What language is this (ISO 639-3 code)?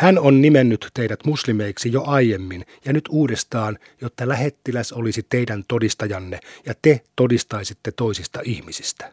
fin